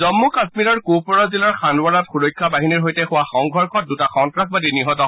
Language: Assamese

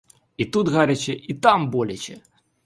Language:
Ukrainian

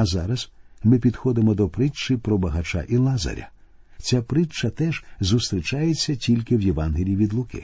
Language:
Ukrainian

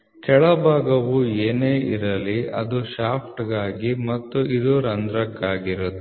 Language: Kannada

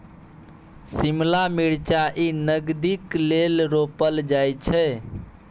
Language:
Maithili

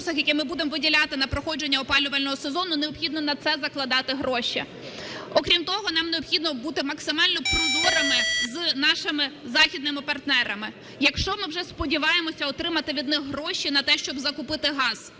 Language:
Ukrainian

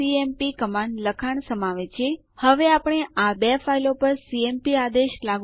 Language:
Gujarati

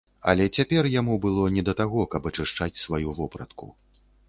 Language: Belarusian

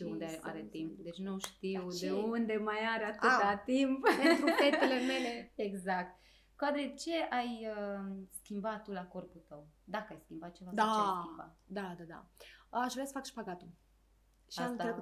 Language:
Romanian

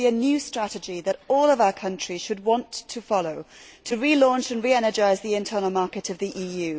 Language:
English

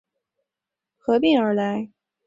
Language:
Chinese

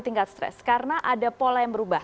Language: Indonesian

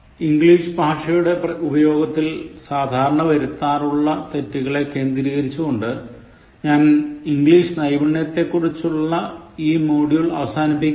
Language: Malayalam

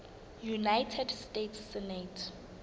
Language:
Southern Sotho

